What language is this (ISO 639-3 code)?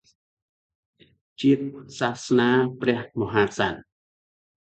khm